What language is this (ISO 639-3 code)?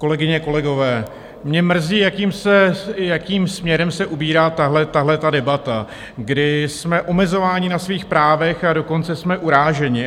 ces